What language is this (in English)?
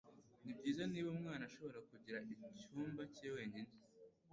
Kinyarwanda